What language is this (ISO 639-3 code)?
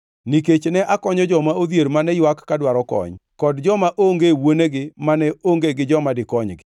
luo